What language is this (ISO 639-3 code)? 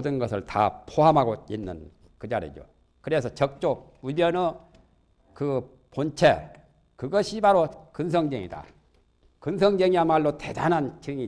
kor